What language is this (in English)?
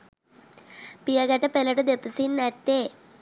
Sinhala